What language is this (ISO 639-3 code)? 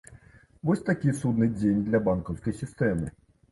bel